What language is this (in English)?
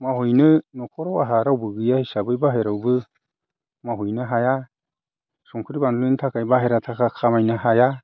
Bodo